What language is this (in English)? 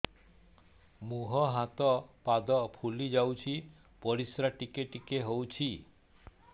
Odia